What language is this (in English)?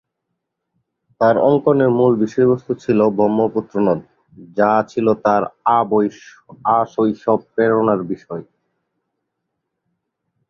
Bangla